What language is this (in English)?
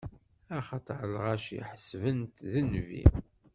Kabyle